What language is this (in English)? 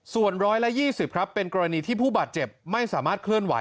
Thai